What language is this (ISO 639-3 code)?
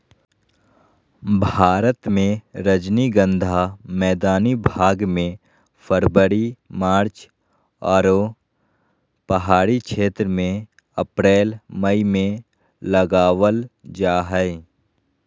mag